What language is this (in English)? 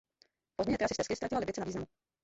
Czech